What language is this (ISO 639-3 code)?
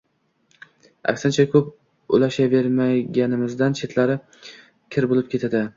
uzb